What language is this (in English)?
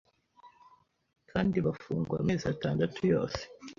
Kinyarwanda